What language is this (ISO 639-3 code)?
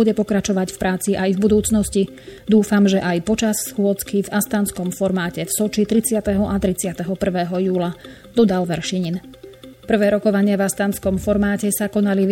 slk